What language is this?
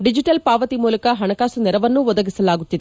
Kannada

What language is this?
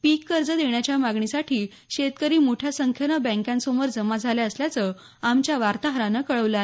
Marathi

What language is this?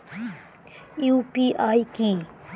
Bangla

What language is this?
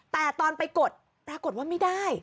Thai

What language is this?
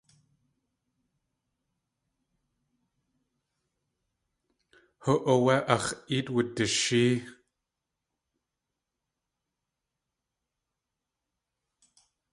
Tlingit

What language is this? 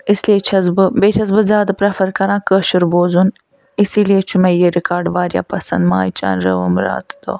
Kashmiri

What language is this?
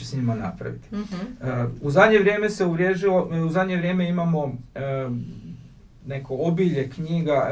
Croatian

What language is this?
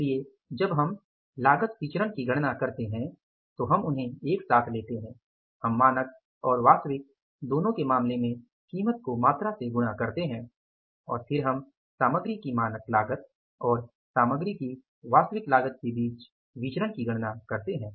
Hindi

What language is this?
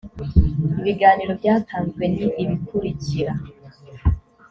Kinyarwanda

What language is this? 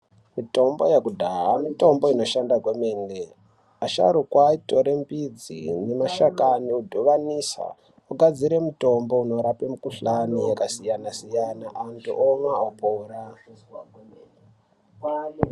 Ndau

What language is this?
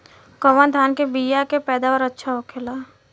Bhojpuri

